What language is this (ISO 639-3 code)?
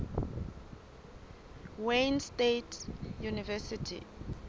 sot